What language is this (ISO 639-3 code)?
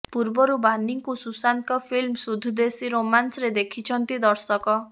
ori